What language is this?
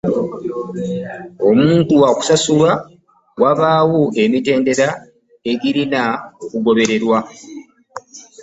Ganda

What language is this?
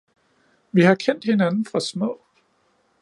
Danish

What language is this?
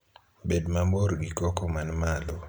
Luo (Kenya and Tanzania)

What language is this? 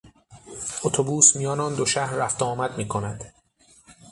Persian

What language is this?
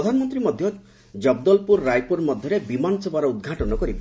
Odia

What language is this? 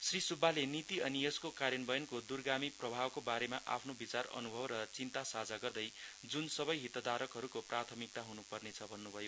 Nepali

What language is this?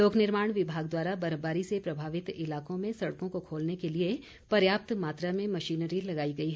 Hindi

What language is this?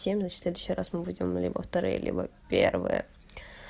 Russian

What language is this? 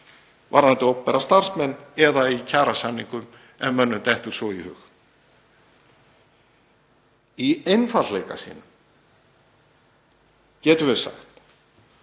Icelandic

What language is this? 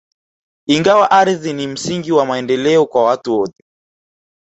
Swahili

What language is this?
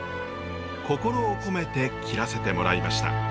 Japanese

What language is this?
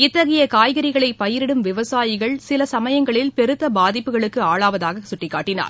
Tamil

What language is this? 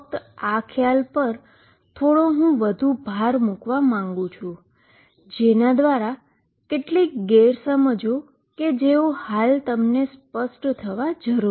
Gujarati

